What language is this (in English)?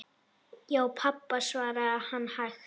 Icelandic